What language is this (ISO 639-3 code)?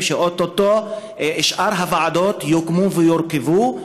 heb